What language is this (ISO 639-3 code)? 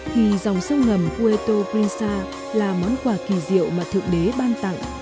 vie